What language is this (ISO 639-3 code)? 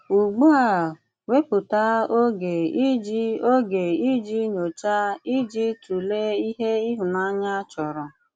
ibo